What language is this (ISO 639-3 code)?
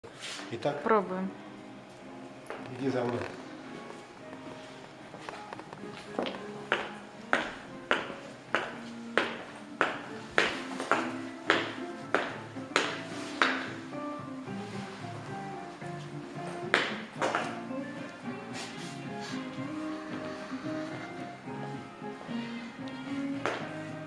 rus